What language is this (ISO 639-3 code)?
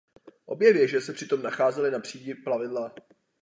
ces